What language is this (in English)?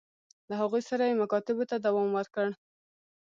Pashto